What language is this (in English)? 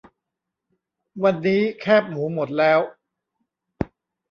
Thai